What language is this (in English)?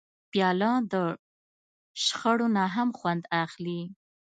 Pashto